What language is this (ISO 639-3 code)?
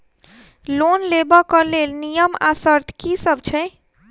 mai